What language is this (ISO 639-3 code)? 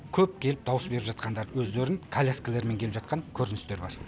kaz